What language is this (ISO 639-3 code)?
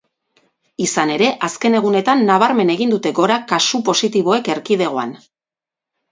eus